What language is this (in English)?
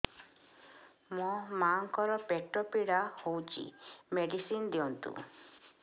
Odia